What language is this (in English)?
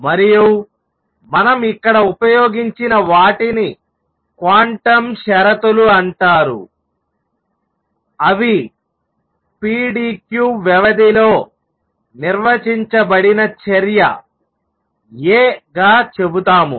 Telugu